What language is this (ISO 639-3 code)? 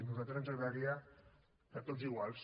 cat